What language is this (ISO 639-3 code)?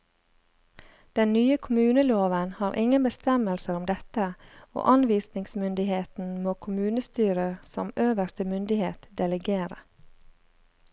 nor